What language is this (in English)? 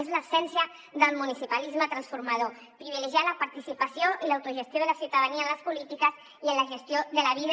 Catalan